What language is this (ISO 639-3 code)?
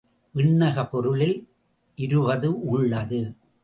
tam